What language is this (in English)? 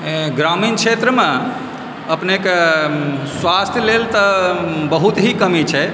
Maithili